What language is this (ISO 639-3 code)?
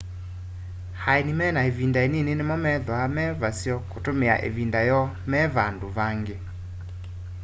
kam